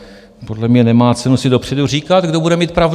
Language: Czech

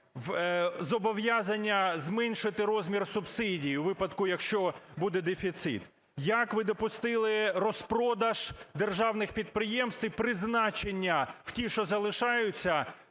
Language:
Ukrainian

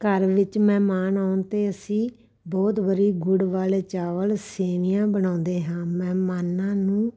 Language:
Punjabi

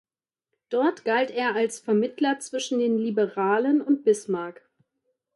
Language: German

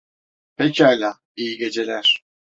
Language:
Turkish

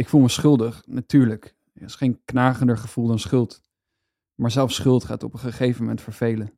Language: Dutch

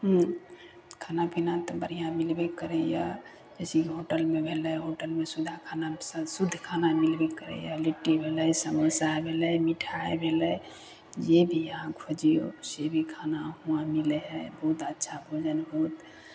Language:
Maithili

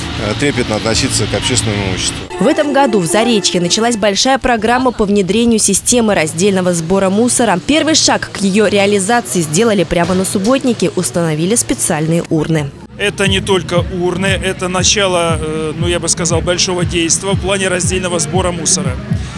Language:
Russian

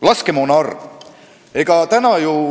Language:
Estonian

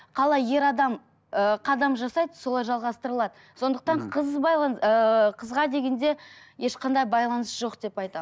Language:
Kazakh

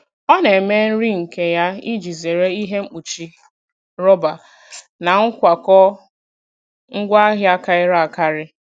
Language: Igbo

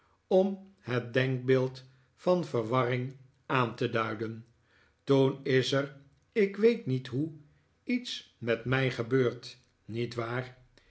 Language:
Dutch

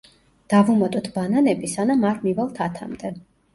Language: Georgian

